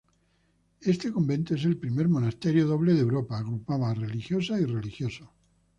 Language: Spanish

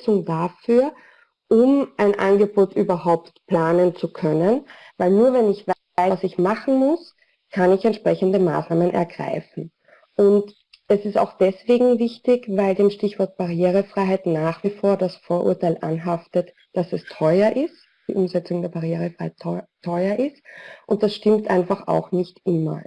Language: German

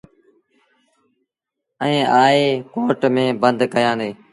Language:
Sindhi Bhil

